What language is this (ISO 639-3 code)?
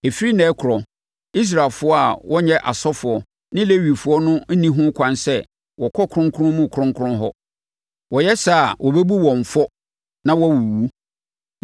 aka